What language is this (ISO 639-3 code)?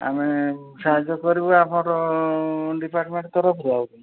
ori